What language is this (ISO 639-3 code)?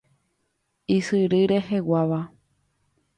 grn